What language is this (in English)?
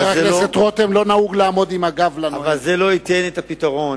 Hebrew